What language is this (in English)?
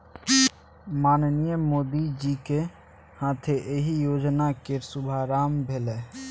Maithili